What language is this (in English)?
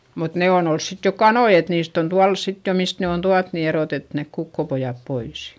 Finnish